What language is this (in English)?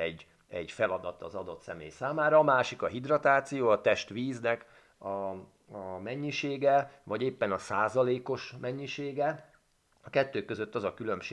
Hungarian